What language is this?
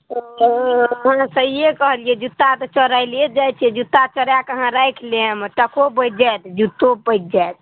Maithili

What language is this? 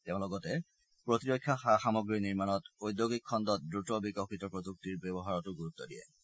Assamese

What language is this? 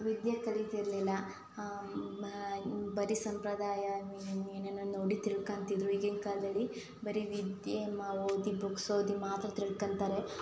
Kannada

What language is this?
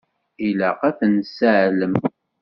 Kabyle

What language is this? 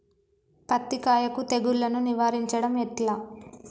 Telugu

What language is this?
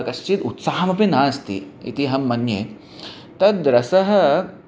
Sanskrit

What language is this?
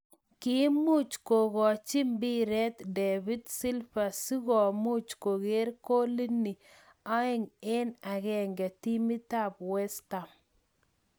Kalenjin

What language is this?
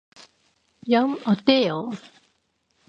Korean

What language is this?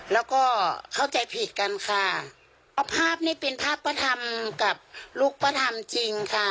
Thai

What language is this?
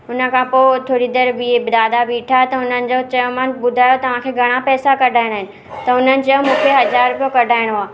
Sindhi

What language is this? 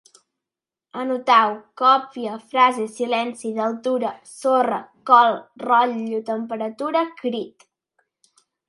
Catalan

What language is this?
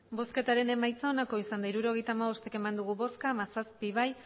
Basque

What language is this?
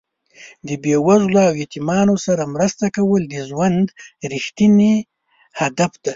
Pashto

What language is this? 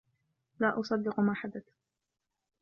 Arabic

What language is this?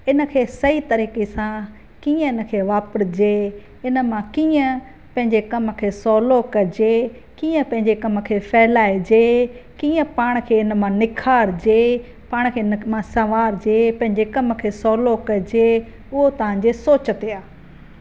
Sindhi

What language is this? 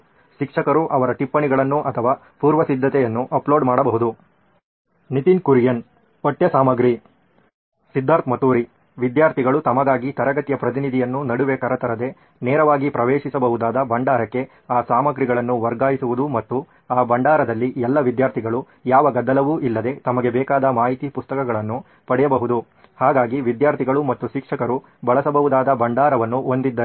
Kannada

